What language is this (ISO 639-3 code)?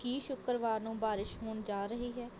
pan